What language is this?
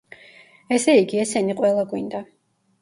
Georgian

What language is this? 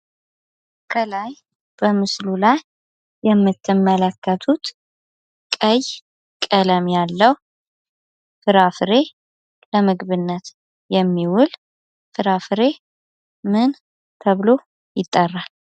Amharic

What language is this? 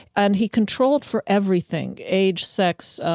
English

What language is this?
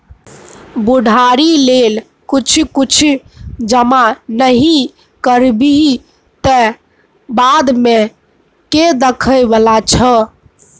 Maithili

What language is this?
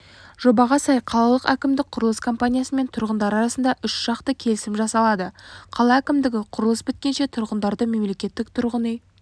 Kazakh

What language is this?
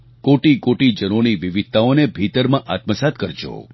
Gujarati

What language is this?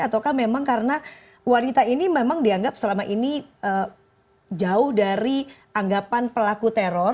Indonesian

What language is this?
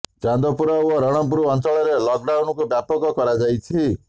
Odia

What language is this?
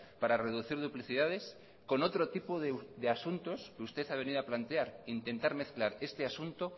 Spanish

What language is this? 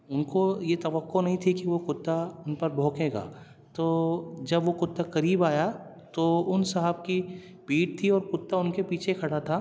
Urdu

